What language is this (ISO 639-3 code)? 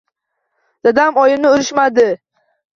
uzb